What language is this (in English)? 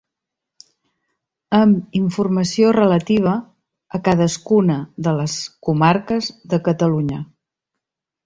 Catalan